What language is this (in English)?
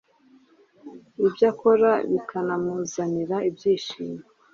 Kinyarwanda